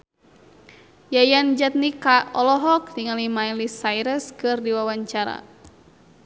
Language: Sundanese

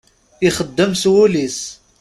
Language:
Kabyle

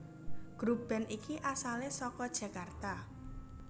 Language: Javanese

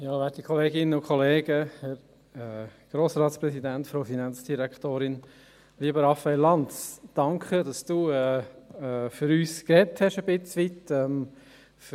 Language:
Swiss German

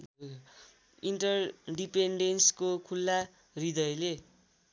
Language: Nepali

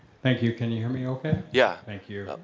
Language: English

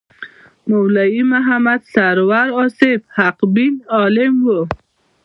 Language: Pashto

